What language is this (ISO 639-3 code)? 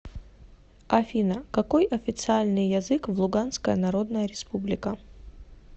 rus